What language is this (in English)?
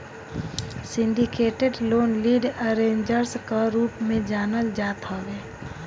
Bhojpuri